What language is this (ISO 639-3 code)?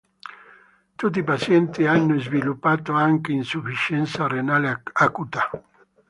ita